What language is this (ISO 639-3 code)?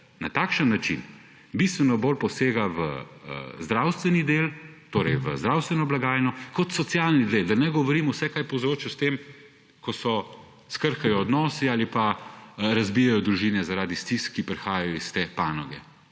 slv